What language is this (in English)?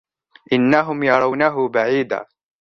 Arabic